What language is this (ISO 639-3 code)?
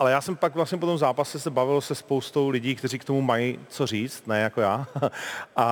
ces